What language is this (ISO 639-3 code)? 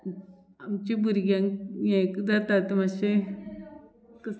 kok